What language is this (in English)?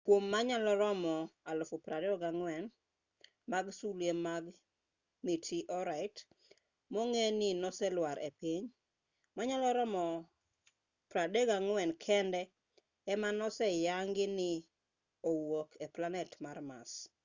Luo (Kenya and Tanzania)